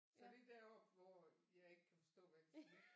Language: Danish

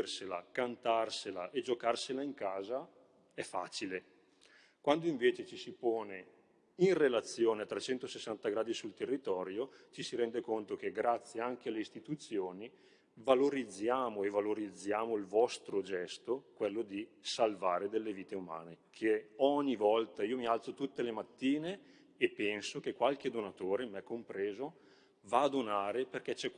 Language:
Italian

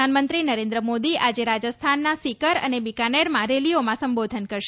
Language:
Gujarati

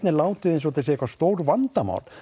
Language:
Icelandic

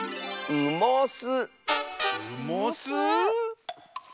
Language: Japanese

